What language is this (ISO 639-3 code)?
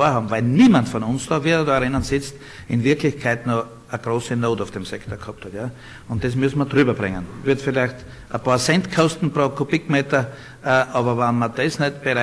deu